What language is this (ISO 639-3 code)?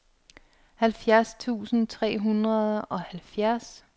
dan